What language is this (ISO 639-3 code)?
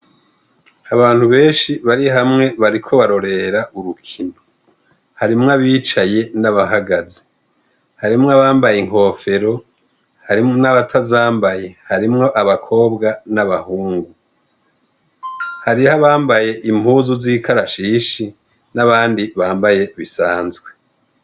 run